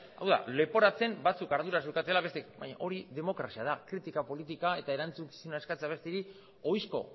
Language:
Basque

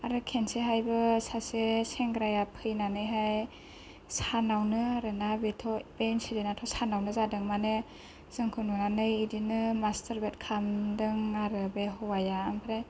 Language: Bodo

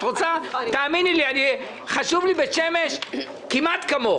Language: Hebrew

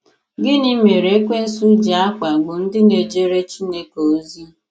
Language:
Igbo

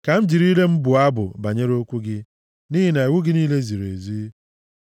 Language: Igbo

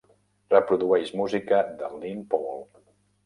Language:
Catalan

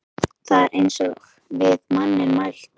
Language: Icelandic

